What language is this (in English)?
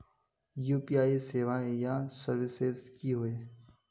Magahi